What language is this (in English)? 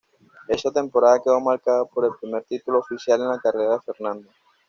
Spanish